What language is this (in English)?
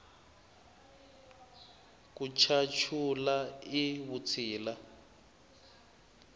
Tsonga